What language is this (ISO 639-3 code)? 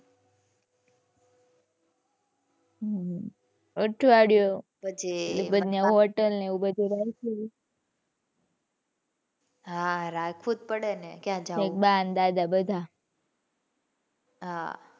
guj